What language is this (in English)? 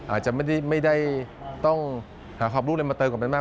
Thai